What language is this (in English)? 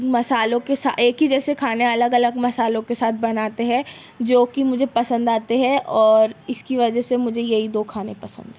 Urdu